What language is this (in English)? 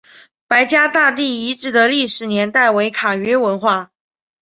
Chinese